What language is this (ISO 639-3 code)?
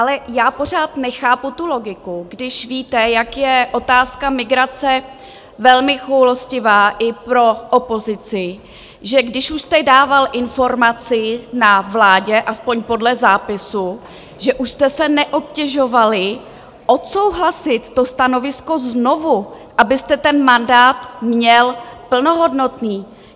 ces